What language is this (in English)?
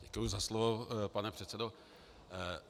Czech